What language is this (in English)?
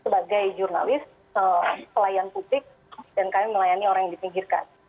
Indonesian